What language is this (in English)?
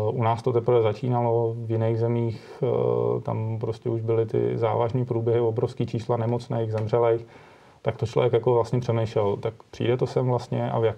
Czech